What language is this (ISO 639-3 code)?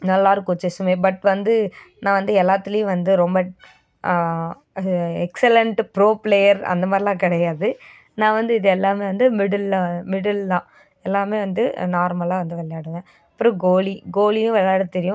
tam